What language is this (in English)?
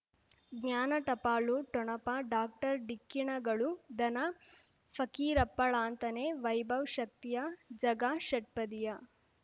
Kannada